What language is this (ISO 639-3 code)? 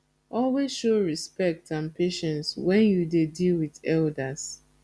pcm